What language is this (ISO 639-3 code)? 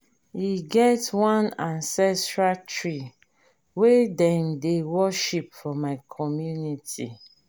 pcm